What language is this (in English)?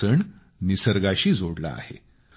Marathi